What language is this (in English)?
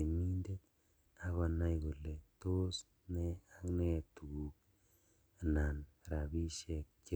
Kalenjin